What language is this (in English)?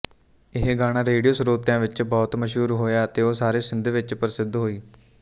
Punjabi